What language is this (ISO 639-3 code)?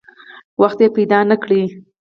pus